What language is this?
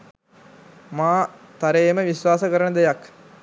Sinhala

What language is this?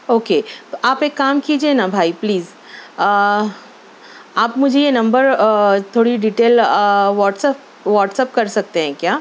Urdu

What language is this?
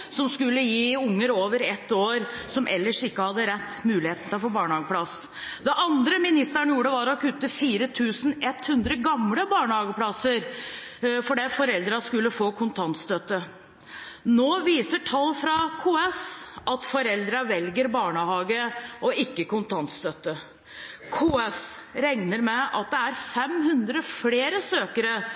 Norwegian Bokmål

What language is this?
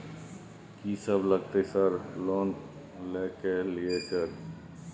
Maithili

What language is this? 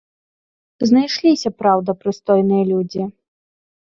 Belarusian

